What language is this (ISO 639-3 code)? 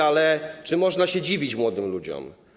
pol